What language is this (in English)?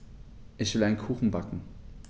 German